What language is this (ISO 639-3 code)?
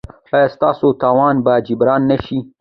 pus